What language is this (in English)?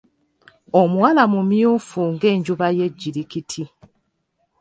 Ganda